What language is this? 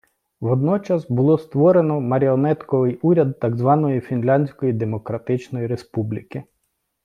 Ukrainian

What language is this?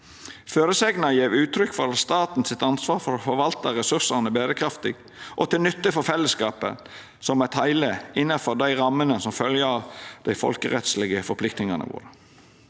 Norwegian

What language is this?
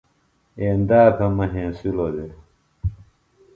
Phalura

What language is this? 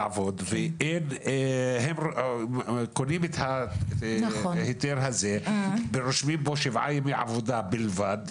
Hebrew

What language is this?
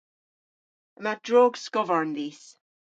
Cornish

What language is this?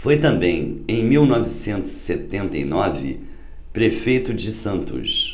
Portuguese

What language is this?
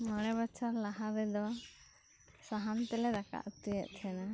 Santali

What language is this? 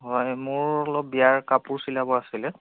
Assamese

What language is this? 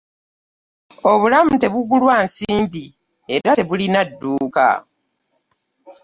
Ganda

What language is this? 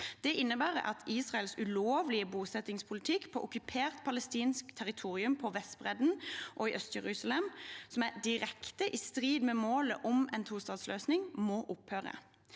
Norwegian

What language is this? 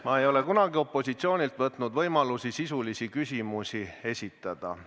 Estonian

